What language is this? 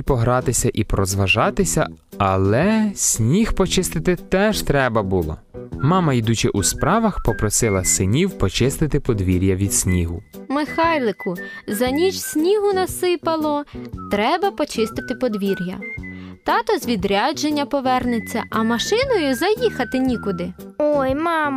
Ukrainian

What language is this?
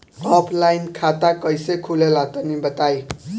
Bhojpuri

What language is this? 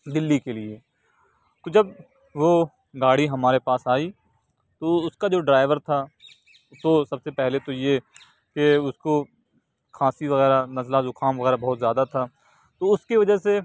Urdu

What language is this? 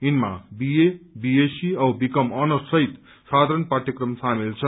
Nepali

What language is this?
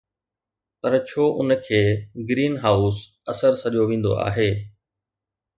Sindhi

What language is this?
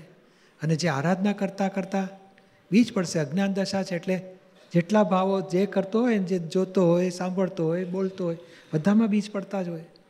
Gujarati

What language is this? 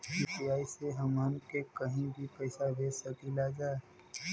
Bhojpuri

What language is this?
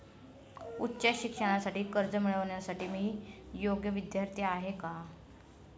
Marathi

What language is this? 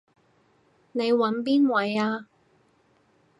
Cantonese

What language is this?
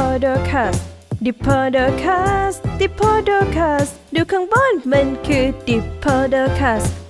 Thai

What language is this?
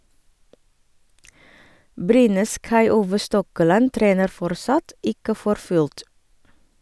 Norwegian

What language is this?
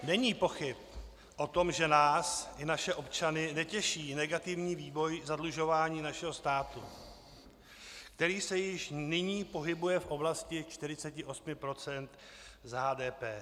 Czech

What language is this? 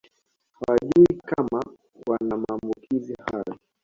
Swahili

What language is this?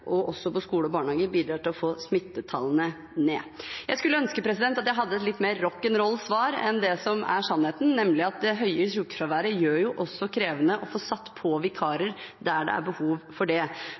Norwegian Bokmål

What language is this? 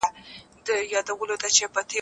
Pashto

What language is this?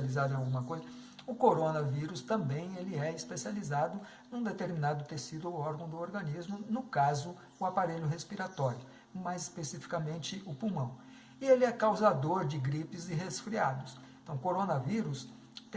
Portuguese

